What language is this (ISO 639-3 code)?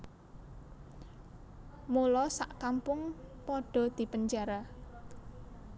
jav